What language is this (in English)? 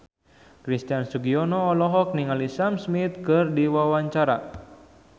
Sundanese